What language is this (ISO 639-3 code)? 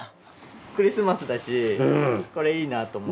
jpn